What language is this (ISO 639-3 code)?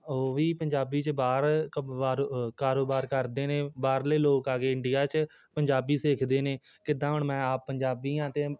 pan